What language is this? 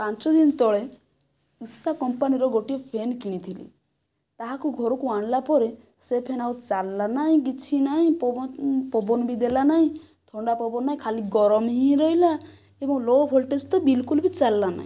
Odia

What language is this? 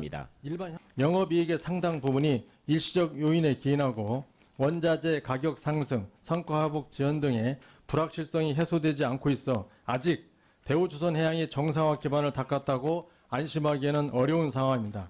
Korean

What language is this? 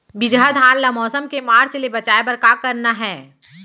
Chhattisgarhi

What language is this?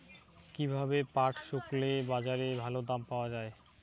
Bangla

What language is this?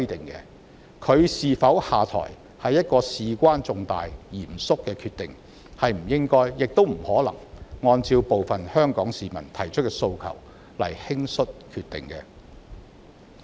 Cantonese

